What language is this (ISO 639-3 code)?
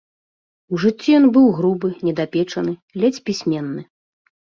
bel